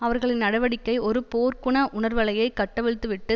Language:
Tamil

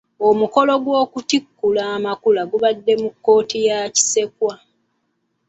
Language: Ganda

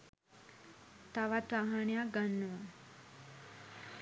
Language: Sinhala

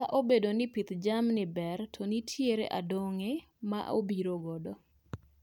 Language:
Luo (Kenya and Tanzania)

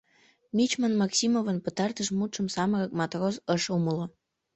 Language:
Mari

